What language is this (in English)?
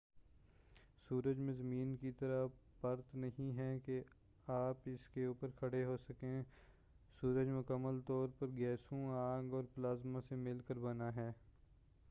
Urdu